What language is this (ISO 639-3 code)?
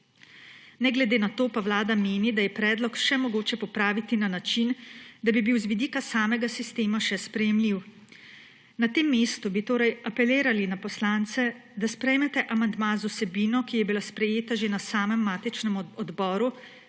slv